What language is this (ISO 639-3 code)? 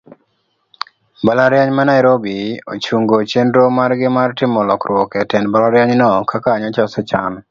luo